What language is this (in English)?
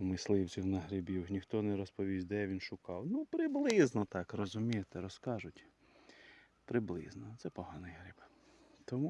Ukrainian